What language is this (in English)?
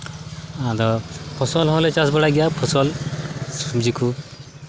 Santali